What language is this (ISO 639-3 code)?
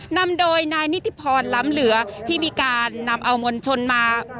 tha